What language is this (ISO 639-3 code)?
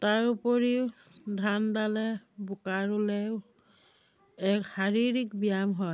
asm